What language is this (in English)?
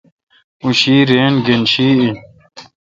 Kalkoti